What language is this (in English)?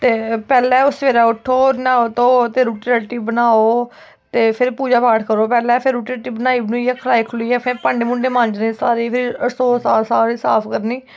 Dogri